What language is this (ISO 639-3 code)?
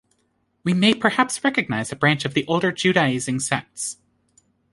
eng